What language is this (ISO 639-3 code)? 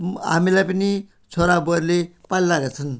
nep